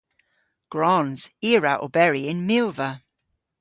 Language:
Cornish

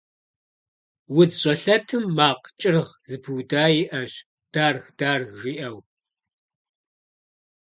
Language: Kabardian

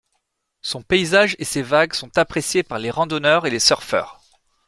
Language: French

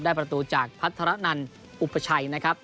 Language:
Thai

